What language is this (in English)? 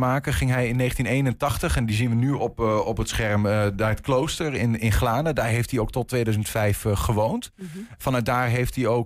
Dutch